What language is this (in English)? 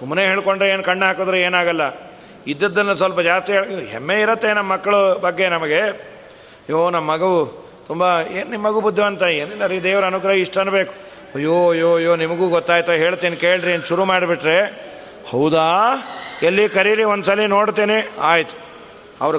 Kannada